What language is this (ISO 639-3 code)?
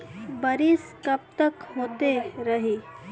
bho